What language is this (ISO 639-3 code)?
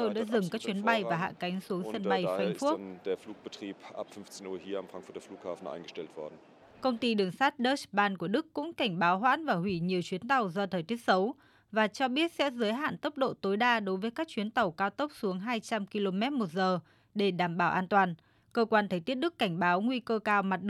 vie